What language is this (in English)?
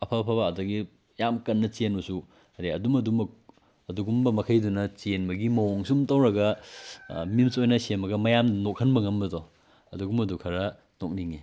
Manipuri